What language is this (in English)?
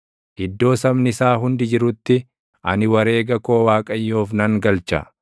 Oromo